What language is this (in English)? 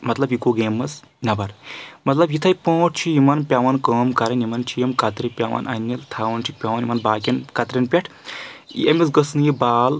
Kashmiri